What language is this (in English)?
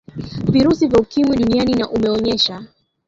Swahili